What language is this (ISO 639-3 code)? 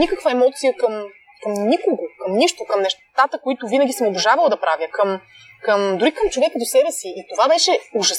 bul